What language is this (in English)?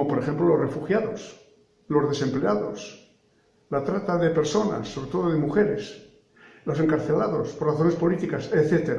Spanish